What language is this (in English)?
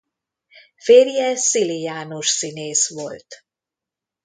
Hungarian